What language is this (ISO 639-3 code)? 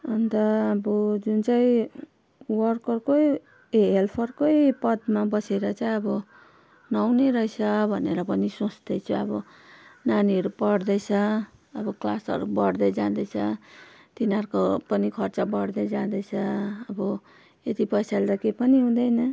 nep